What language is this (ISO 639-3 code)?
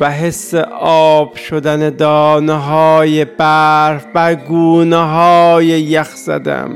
fas